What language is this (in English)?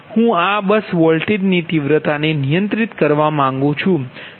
Gujarati